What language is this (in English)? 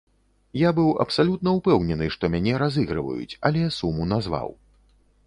Belarusian